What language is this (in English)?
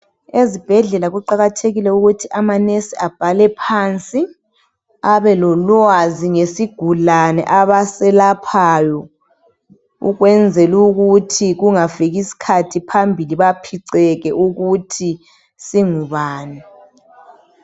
North Ndebele